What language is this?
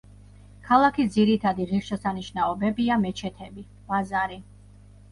Georgian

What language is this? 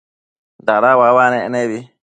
Matsés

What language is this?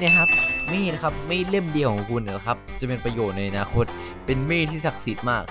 Thai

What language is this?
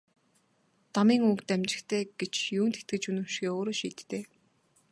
Mongolian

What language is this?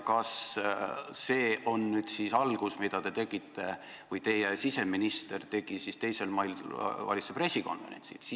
Estonian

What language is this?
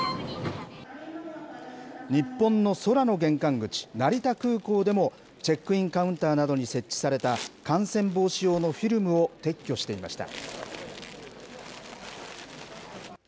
Japanese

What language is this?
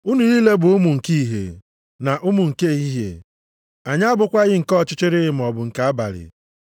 Igbo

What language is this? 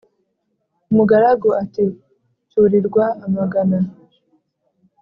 Kinyarwanda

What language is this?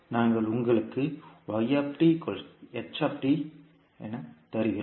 Tamil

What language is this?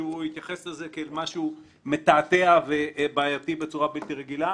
Hebrew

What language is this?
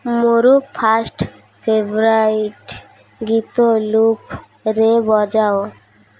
Odia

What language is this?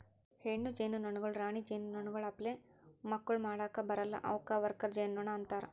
Kannada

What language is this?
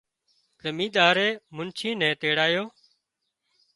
Wadiyara Koli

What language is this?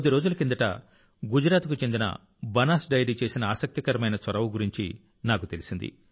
Telugu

